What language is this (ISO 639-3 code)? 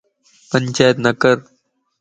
lss